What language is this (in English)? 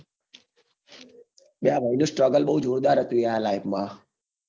Gujarati